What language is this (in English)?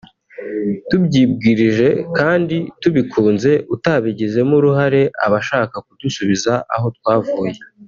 Kinyarwanda